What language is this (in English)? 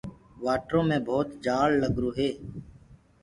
Gurgula